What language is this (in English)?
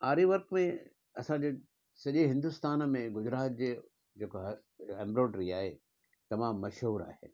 Sindhi